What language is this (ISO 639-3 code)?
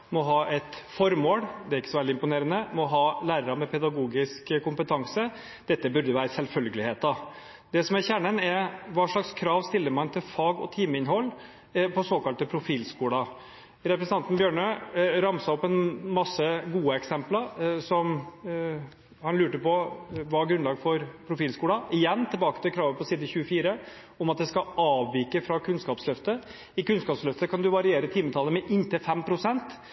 nob